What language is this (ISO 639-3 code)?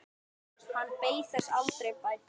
isl